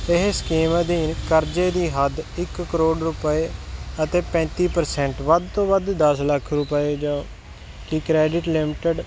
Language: Punjabi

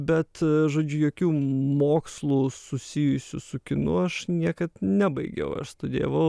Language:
Lithuanian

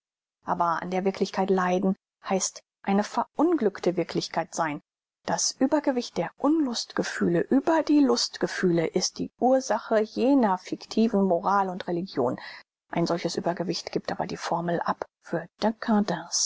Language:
German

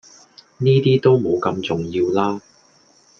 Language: Cantonese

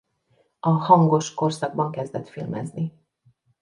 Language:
Hungarian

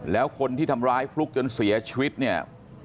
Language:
Thai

